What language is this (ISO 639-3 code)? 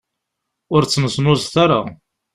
kab